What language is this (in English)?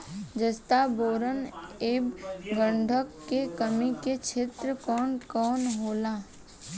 Bhojpuri